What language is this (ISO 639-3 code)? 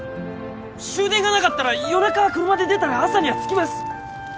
jpn